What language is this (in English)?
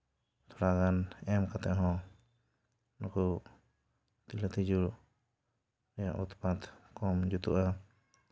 Santali